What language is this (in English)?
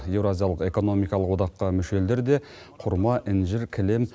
Kazakh